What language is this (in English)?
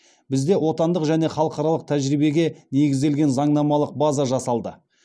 Kazakh